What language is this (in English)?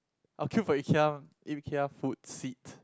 English